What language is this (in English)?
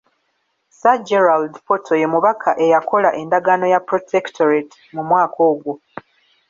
Ganda